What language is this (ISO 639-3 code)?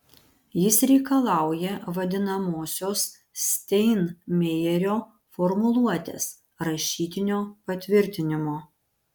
lit